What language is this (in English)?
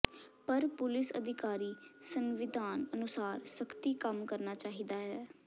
Punjabi